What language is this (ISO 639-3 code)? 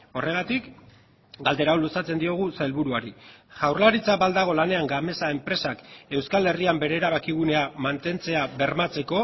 eus